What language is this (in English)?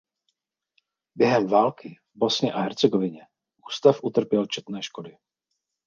Czech